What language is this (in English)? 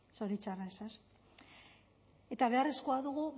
Basque